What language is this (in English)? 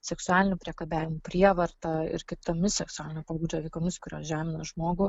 Lithuanian